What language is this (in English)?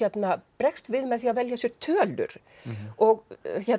Icelandic